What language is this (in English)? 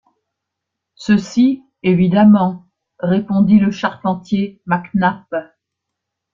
French